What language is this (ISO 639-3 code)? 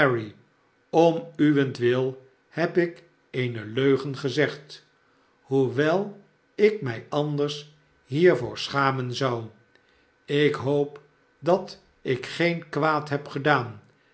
nld